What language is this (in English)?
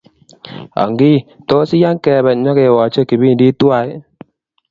Kalenjin